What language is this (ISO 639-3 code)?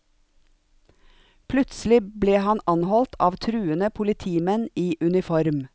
nor